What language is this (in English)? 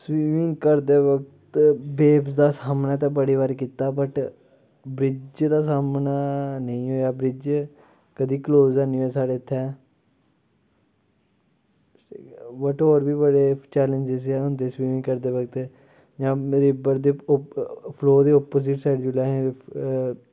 Dogri